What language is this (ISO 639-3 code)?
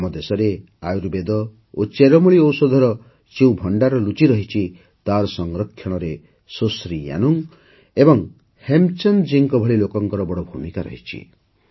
ori